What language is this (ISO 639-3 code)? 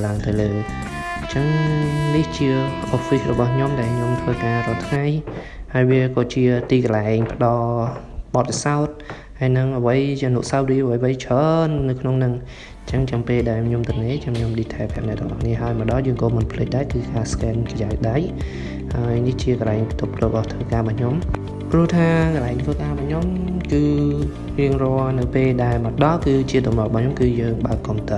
vie